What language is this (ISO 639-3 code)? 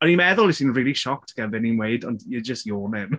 cym